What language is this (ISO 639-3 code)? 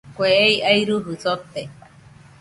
hux